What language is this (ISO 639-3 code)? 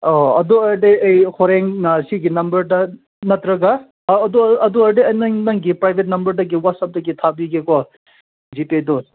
mni